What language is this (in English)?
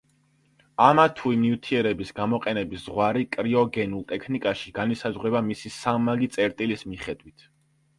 Georgian